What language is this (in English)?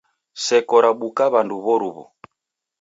Taita